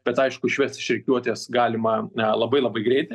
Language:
Lithuanian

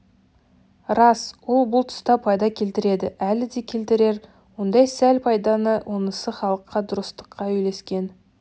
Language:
Kazakh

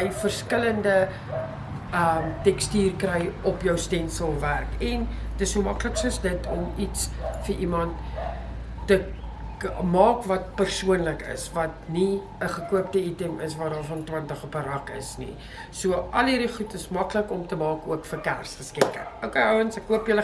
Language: Dutch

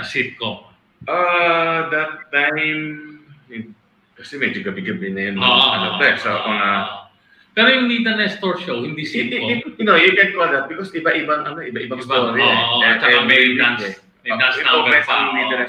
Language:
Filipino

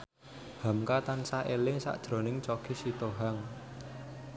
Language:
Javanese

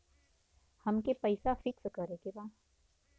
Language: Bhojpuri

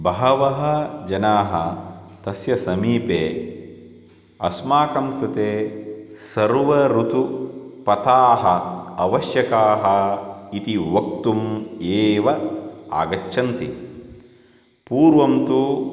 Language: Sanskrit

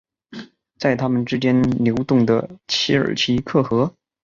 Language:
Chinese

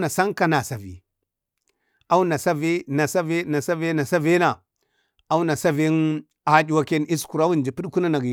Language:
Bade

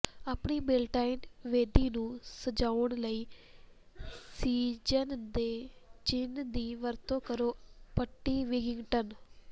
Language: Punjabi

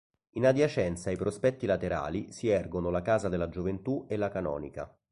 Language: Italian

